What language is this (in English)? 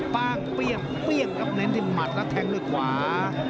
Thai